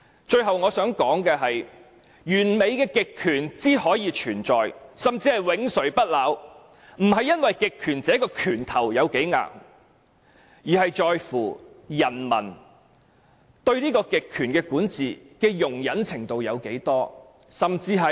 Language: Cantonese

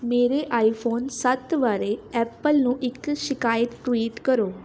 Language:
Punjabi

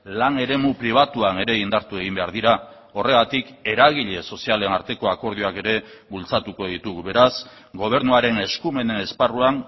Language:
Basque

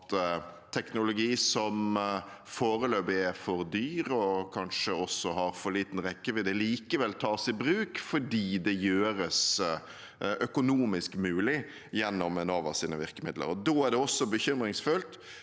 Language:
Norwegian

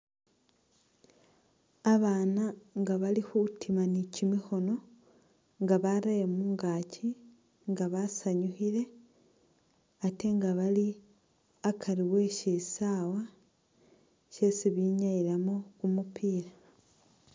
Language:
Masaaba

